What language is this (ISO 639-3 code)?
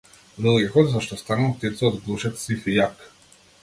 mkd